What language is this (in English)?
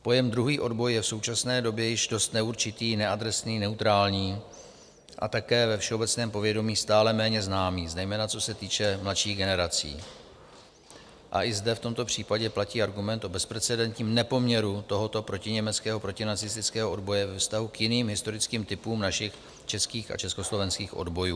Czech